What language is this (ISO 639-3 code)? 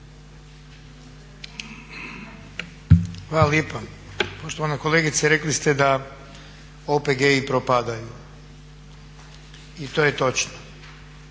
hrv